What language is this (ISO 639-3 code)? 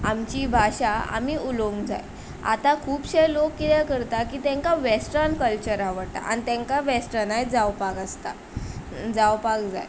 kok